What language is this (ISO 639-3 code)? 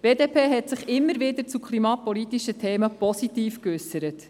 gsw